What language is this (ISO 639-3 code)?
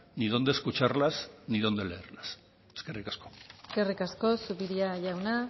eus